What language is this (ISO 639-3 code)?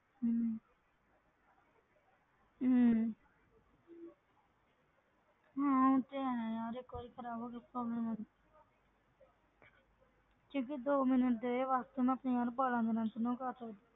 pan